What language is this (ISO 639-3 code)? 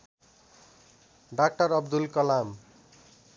nep